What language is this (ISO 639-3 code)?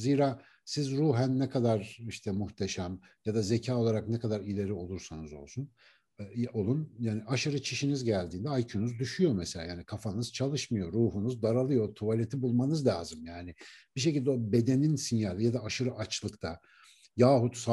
tur